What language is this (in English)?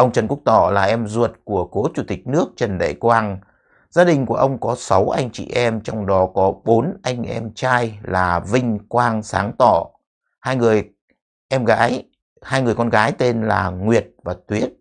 Vietnamese